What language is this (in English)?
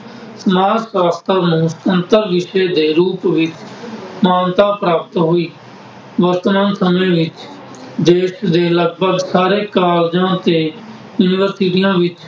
Punjabi